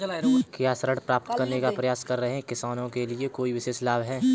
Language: Hindi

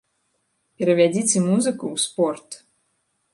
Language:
Belarusian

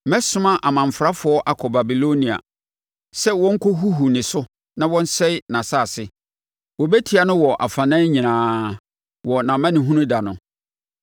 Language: Akan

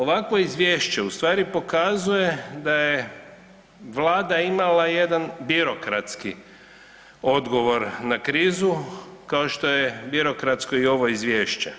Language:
Croatian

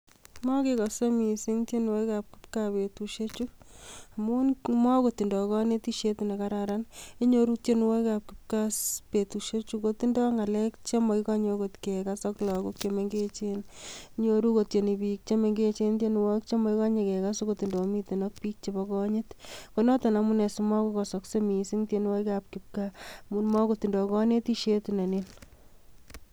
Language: Kalenjin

